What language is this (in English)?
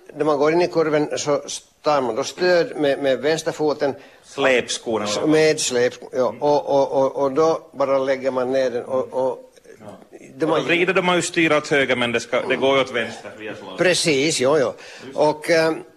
Swedish